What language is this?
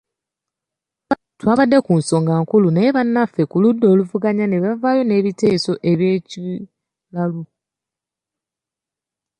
Ganda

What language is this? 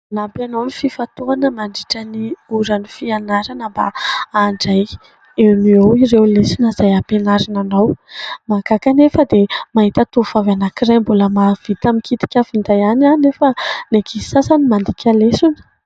Malagasy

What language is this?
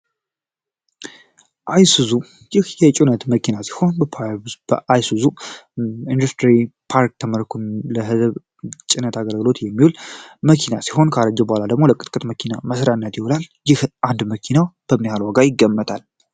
Amharic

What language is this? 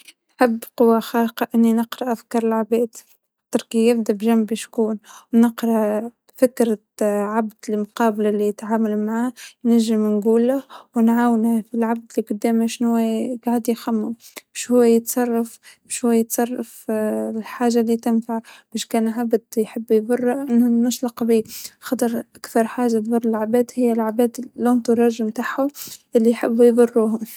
Tunisian Arabic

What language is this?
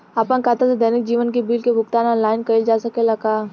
Bhojpuri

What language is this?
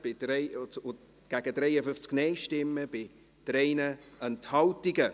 Swiss German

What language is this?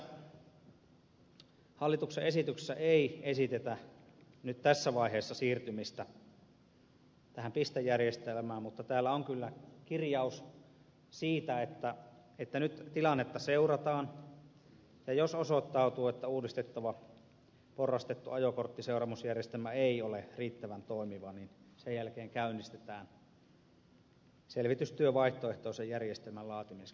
Finnish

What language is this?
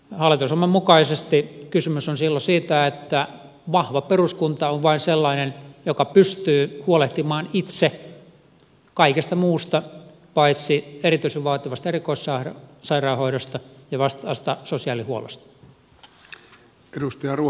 Finnish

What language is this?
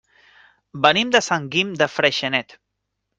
Catalan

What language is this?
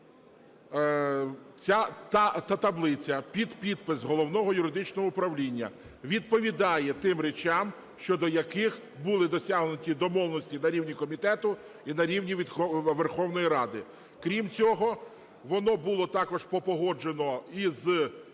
Ukrainian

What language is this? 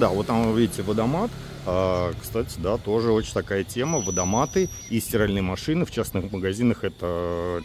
Russian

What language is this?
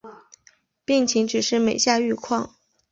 Chinese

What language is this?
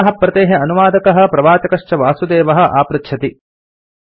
Sanskrit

